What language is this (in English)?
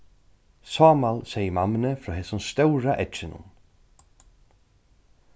Faroese